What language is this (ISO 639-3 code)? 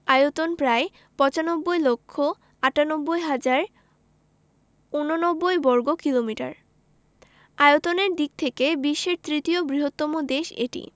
ben